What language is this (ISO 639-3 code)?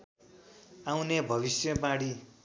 nep